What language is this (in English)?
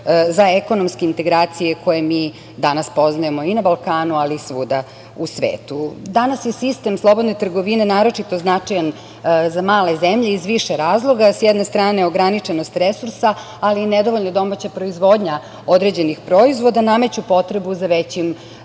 Serbian